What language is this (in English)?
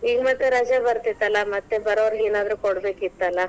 Kannada